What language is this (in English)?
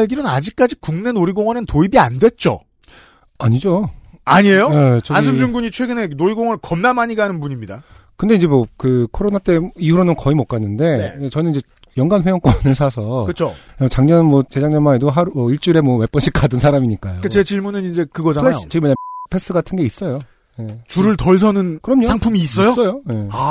Korean